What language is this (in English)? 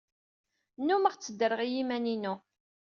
Kabyle